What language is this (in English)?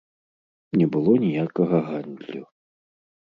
Belarusian